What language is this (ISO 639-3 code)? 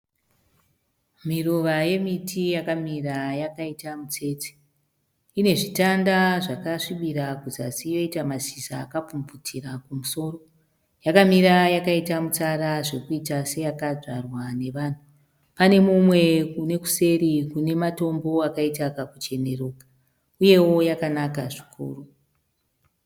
sna